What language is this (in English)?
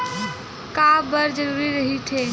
Chhattisgarhi